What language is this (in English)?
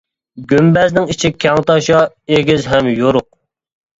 Uyghur